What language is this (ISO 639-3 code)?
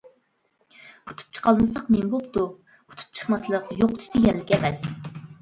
uig